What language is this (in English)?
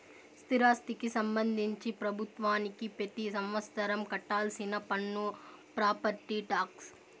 Telugu